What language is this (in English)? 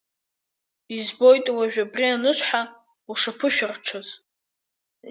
Abkhazian